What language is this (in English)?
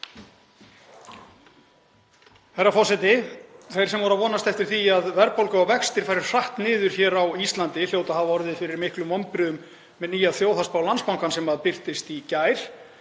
Icelandic